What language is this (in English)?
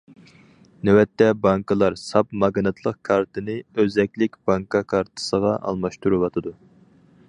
Uyghur